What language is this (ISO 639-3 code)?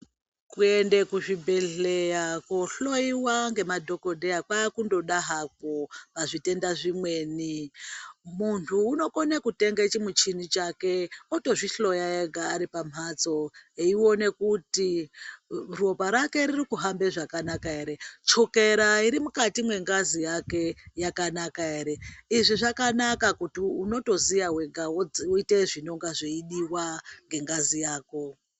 ndc